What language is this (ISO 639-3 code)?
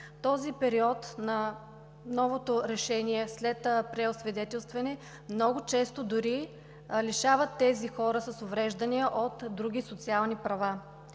bul